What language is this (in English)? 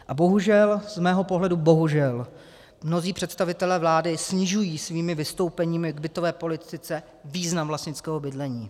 Czech